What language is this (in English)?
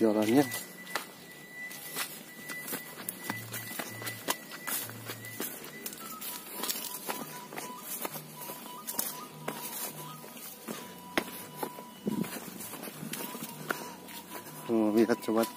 Indonesian